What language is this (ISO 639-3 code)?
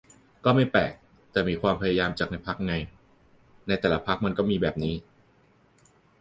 tha